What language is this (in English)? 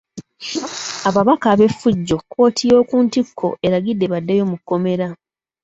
Ganda